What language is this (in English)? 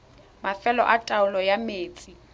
Tswana